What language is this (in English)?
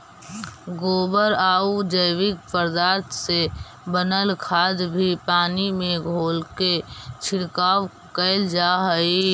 Magahi